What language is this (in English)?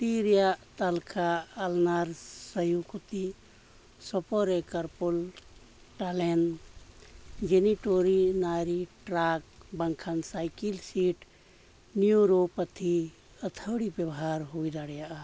Santali